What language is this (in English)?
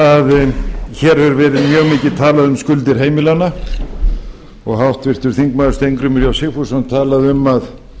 Icelandic